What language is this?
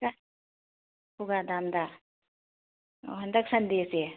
Manipuri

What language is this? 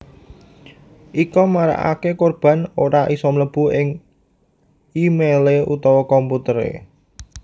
Javanese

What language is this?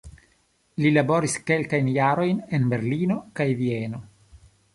Esperanto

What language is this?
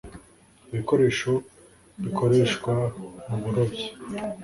Kinyarwanda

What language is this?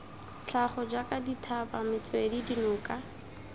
Tswana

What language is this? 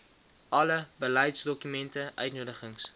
Afrikaans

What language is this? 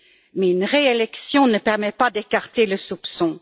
French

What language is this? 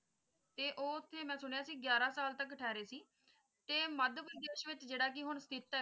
Punjabi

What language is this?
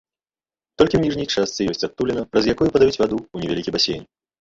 Belarusian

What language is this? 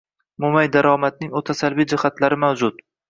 Uzbek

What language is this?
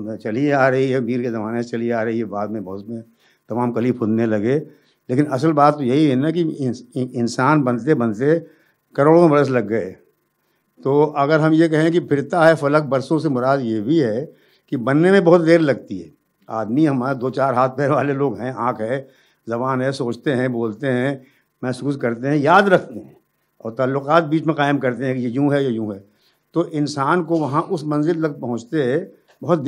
Urdu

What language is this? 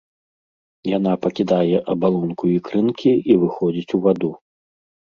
Belarusian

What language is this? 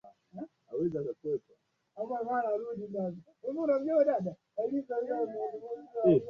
Swahili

